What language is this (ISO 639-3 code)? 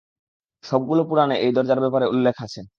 ben